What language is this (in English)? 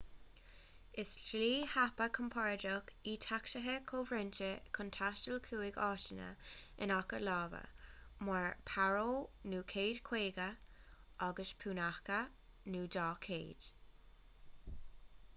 Irish